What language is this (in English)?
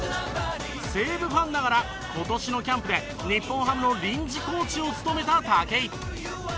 Japanese